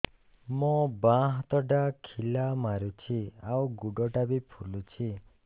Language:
Odia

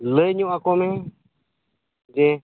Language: Santali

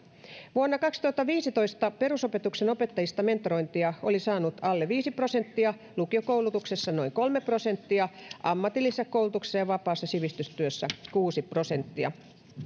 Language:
Finnish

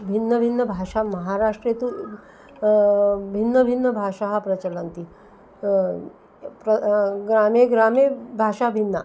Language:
Sanskrit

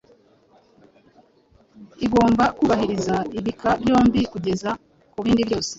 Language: Kinyarwanda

